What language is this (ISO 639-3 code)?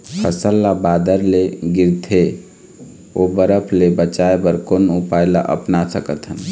hne